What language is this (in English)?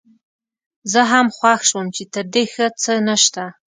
Pashto